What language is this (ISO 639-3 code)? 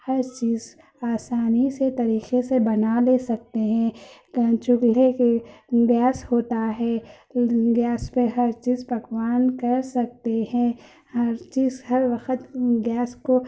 urd